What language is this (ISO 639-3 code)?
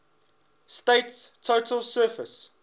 eng